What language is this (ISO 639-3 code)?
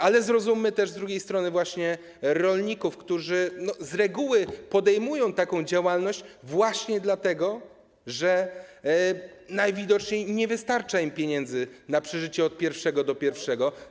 pol